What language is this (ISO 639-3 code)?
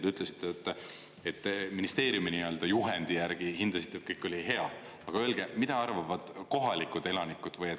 est